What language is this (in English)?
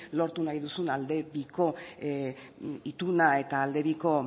Basque